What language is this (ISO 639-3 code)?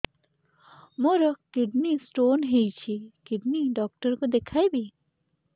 ori